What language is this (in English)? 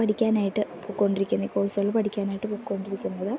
Malayalam